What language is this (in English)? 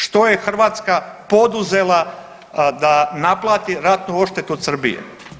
Croatian